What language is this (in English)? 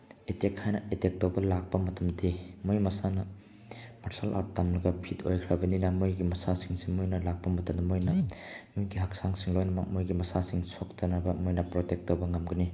Manipuri